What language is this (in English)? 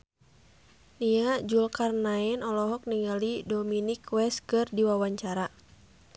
Sundanese